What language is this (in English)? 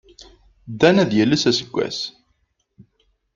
Kabyle